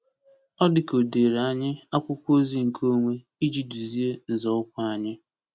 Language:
Igbo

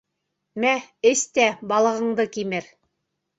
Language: Bashkir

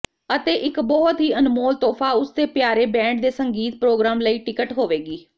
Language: Punjabi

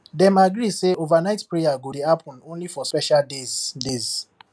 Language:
Nigerian Pidgin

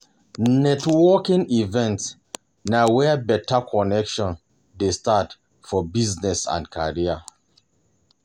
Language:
Nigerian Pidgin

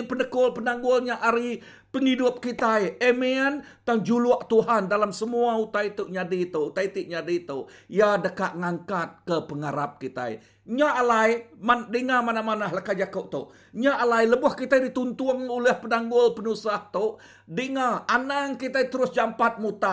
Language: Malay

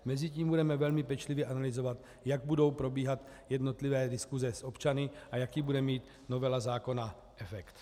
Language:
Czech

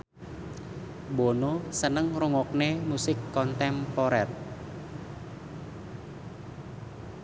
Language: Javanese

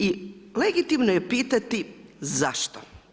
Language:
Croatian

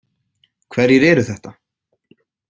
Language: Icelandic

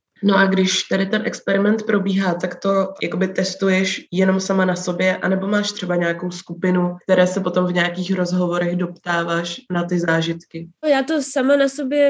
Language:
Czech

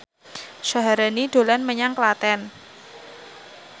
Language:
Javanese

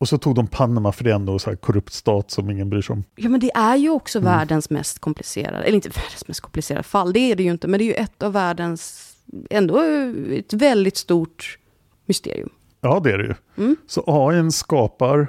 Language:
Swedish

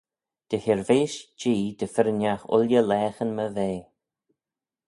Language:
Manx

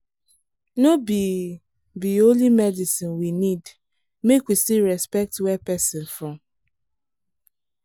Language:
Nigerian Pidgin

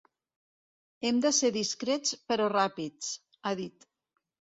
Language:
Catalan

